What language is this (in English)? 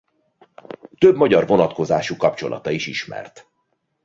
Hungarian